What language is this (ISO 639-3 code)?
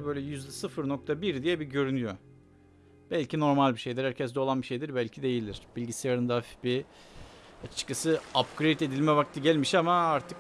tur